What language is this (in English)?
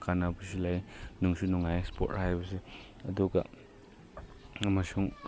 Manipuri